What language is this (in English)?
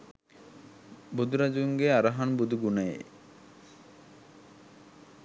Sinhala